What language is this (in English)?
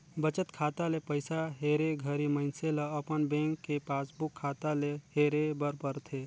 Chhattisgarhi